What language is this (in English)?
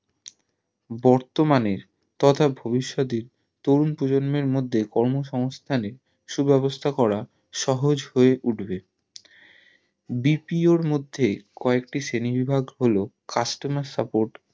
Bangla